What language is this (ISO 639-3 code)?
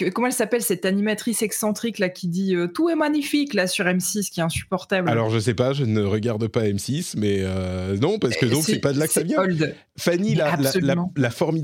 fra